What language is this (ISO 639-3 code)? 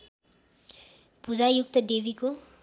nep